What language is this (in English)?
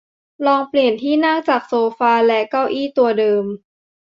Thai